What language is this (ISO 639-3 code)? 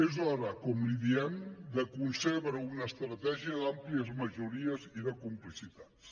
cat